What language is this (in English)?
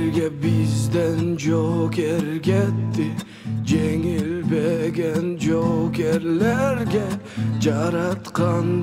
Turkish